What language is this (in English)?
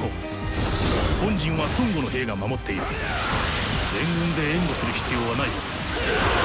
Japanese